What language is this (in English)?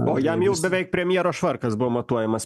Lithuanian